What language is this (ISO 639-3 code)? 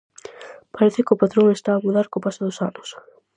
glg